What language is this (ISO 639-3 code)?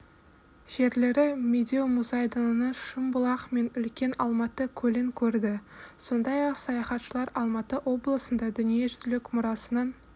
kaz